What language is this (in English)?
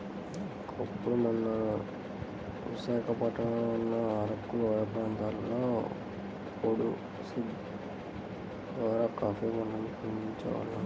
Telugu